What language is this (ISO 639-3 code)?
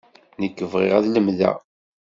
kab